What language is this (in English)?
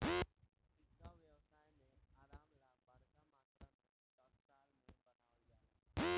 Bhojpuri